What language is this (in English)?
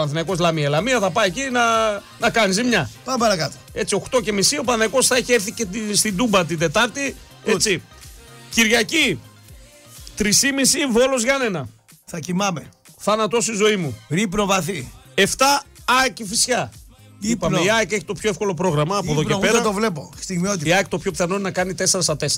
Greek